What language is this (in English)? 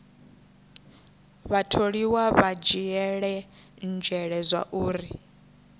Venda